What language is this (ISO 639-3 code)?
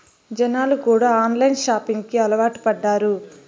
tel